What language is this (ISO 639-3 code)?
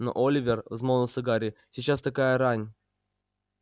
rus